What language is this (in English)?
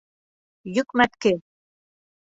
Bashkir